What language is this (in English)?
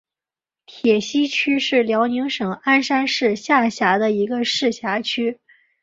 Chinese